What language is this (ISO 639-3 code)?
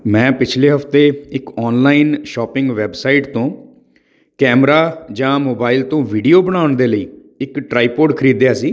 pan